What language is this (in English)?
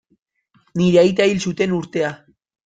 Basque